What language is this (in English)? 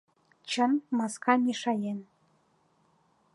Mari